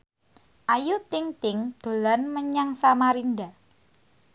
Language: Javanese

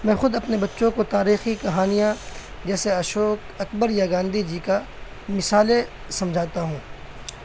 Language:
Urdu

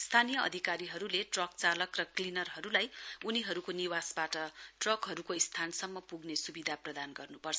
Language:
Nepali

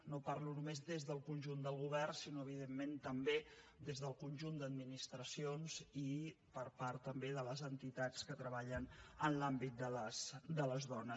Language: Catalan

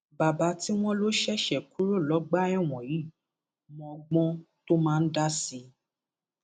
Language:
Yoruba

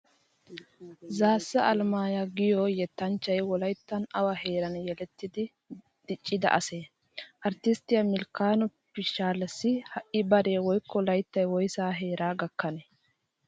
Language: Wolaytta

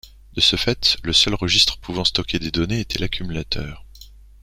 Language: French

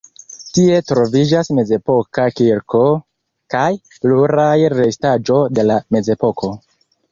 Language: Esperanto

